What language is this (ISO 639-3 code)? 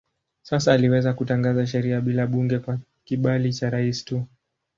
swa